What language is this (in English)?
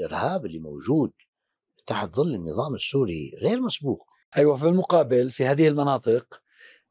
Arabic